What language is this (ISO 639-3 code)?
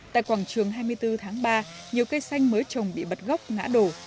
vie